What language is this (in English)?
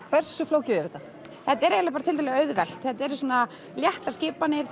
Icelandic